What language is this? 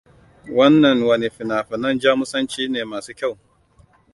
Hausa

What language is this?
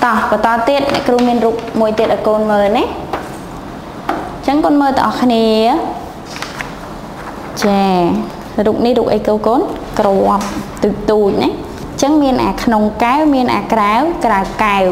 Vietnamese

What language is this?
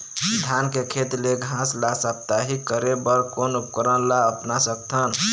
Chhattisgarhi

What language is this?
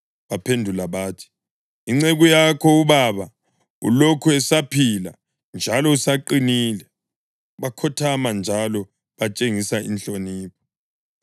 North Ndebele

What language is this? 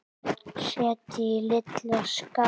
Icelandic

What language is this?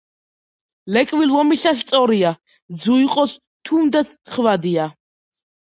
Georgian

